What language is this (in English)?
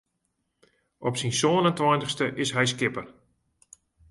Western Frisian